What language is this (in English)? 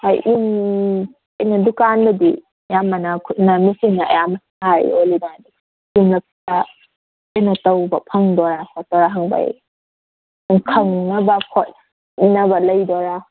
Manipuri